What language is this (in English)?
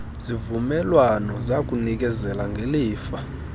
Xhosa